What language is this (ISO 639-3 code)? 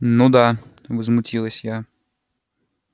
rus